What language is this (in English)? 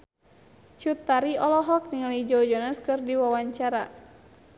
Sundanese